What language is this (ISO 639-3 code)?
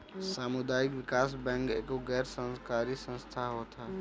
bho